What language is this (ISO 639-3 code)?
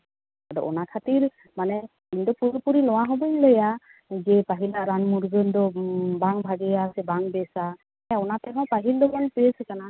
sat